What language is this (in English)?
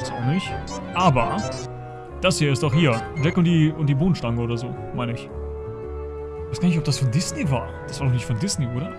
German